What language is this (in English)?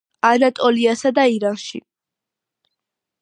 Georgian